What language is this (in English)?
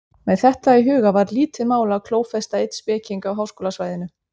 Icelandic